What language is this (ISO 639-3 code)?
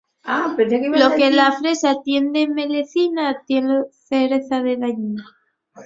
ast